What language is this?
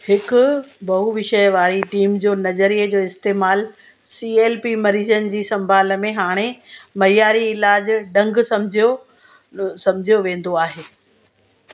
Sindhi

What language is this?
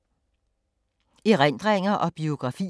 Danish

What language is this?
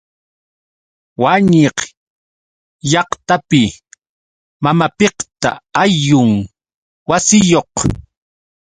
Yauyos Quechua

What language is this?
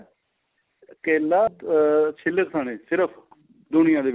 Punjabi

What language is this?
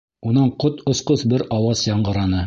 Bashkir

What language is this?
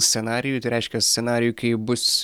Lithuanian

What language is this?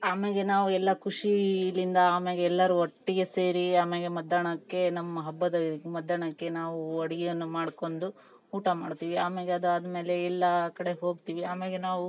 Kannada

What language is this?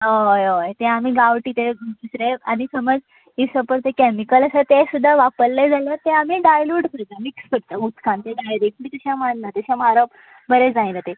Konkani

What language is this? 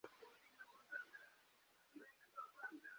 Uzbek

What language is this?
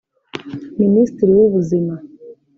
Kinyarwanda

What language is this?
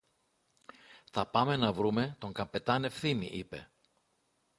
Greek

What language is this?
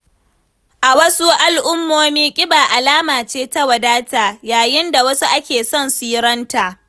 Hausa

